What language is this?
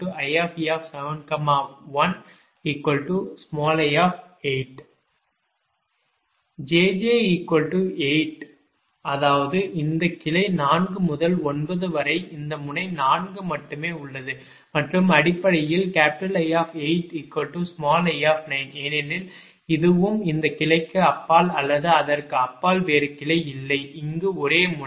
Tamil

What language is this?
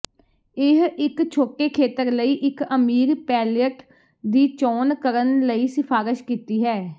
Punjabi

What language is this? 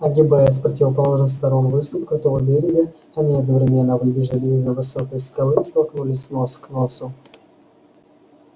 Russian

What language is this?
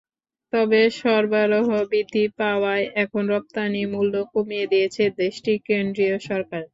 Bangla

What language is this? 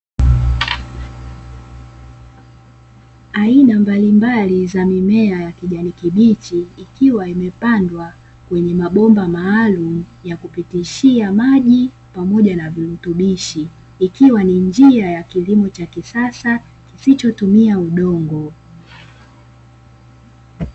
Swahili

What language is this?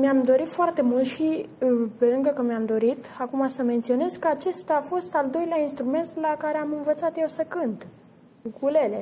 Romanian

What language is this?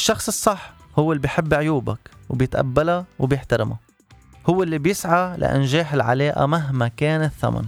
Arabic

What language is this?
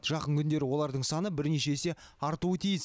Kazakh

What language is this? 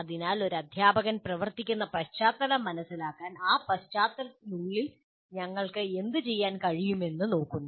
Malayalam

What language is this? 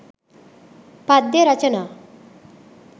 Sinhala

